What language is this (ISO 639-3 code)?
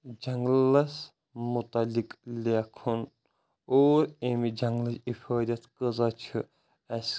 kas